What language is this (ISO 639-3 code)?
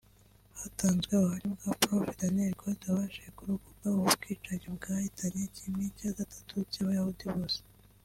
kin